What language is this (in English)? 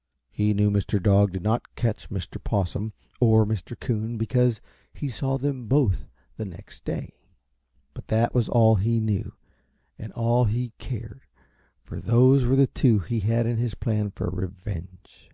English